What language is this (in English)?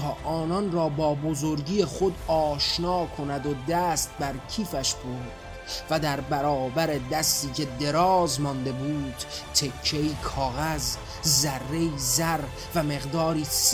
Persian